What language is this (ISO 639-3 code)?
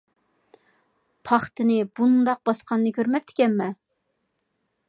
uig